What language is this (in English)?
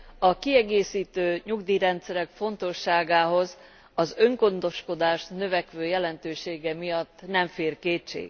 Hungarian